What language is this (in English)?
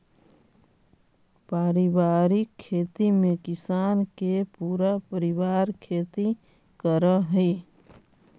Magahi